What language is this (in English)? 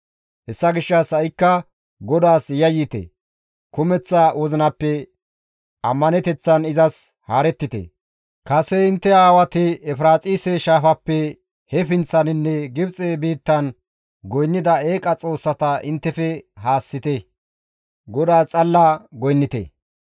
Gamo